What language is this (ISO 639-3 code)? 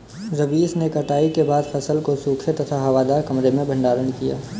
hin